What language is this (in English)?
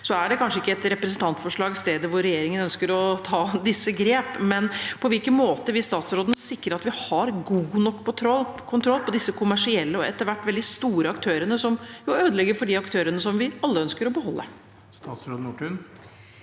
Norwegian